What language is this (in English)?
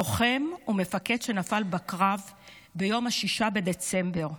Hebrew